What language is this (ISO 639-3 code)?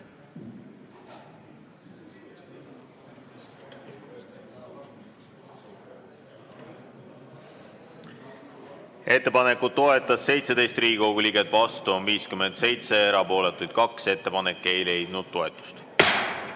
est